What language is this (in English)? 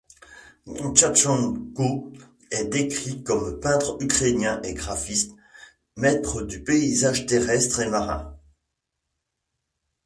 French